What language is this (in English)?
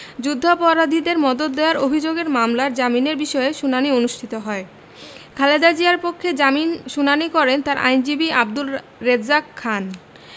Bangla